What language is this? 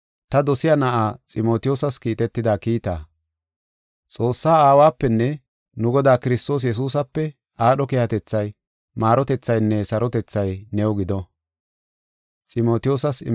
Gofa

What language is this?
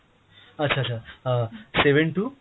Bangla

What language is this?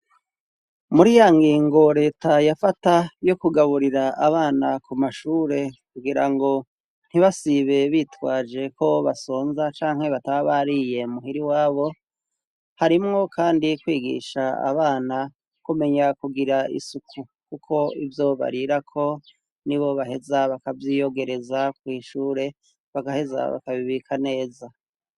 Rundi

